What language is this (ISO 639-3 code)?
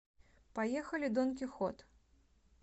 rus